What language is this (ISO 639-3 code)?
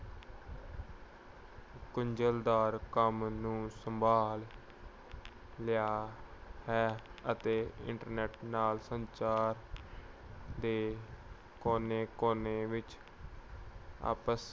pan